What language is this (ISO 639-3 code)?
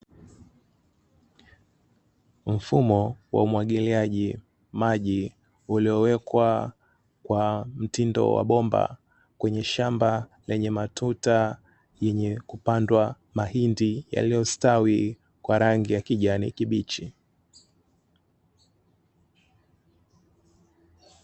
swa